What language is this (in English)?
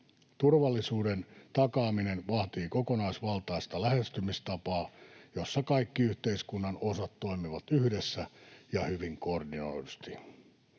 Finnish